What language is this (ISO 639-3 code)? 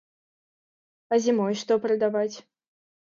bel